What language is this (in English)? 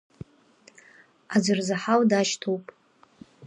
Abkhazian